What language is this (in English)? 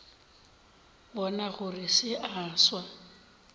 Northern Sotho